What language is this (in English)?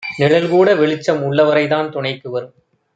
Tamil